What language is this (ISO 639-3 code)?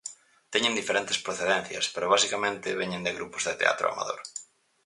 glg